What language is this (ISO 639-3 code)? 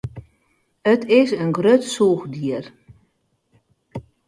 fry